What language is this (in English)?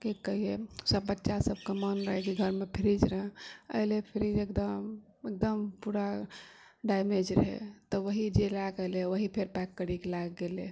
Maithili